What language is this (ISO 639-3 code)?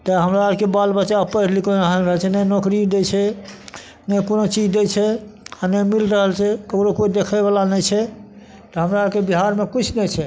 mai